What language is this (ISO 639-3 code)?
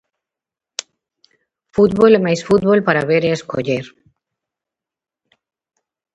glg